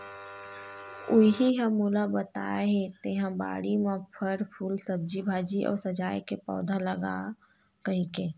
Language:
Chhattisgarhi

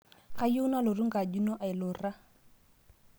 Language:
Masai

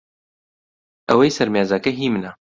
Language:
Central Kurdish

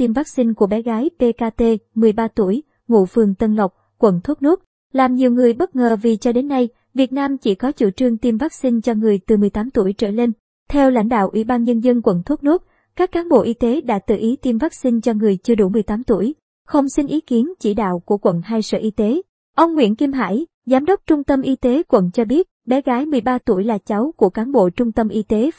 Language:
Vietnamese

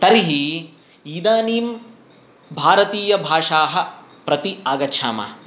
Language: Sanskrit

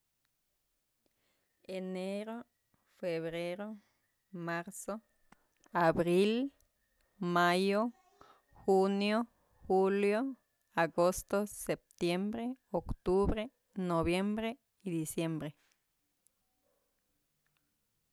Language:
Mazatlán Mixe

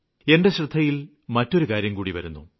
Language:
Malayalam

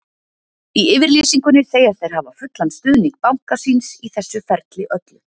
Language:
Icelandic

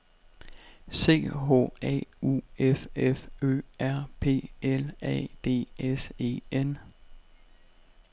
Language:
Danish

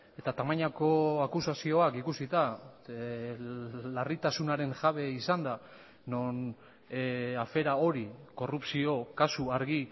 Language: Basque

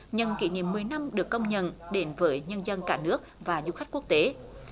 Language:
Vietnamese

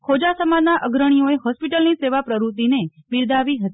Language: Gujarati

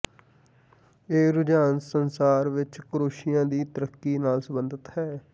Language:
Punjabi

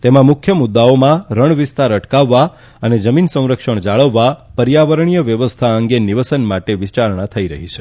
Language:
Gujarati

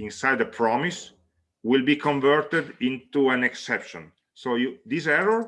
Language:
English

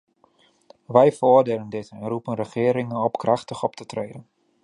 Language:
Dutch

